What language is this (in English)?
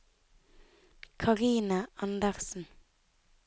Norwegian